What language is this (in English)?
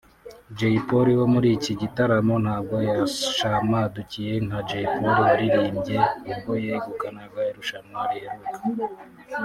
Kinyarwanda